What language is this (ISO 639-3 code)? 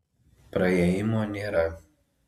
lit